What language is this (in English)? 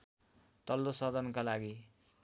Nepali